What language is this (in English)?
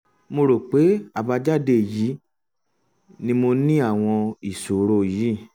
Yoruba